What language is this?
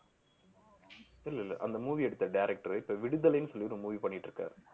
Tamil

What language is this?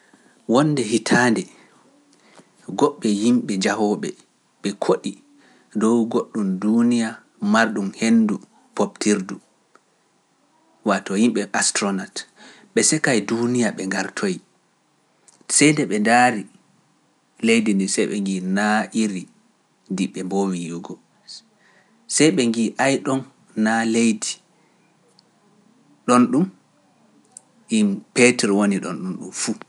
Pular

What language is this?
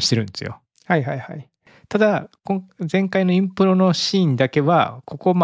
Japanese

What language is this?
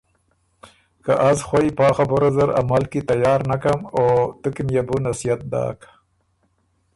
Ormuri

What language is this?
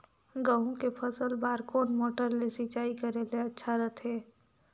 Chhattisgarhi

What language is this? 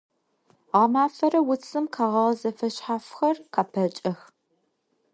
Adyghe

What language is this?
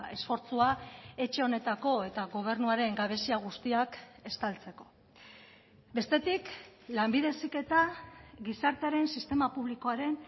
Basque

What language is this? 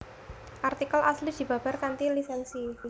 Javanese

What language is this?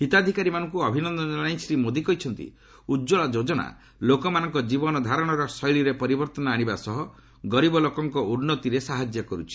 Odia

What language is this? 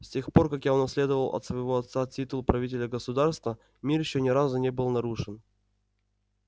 Russian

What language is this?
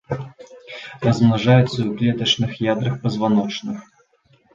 Belarusian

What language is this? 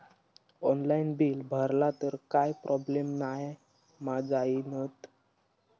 Marathi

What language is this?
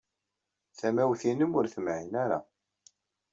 Kabyle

